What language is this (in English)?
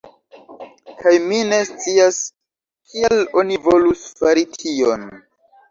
Esperanto